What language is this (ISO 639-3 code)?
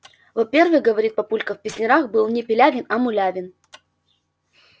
rus